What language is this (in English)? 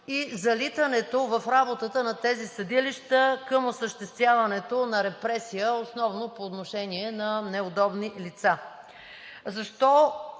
Bulgarian